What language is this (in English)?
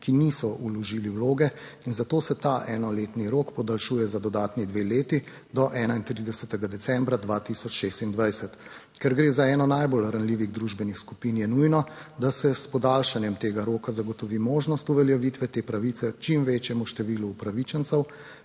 Slovenian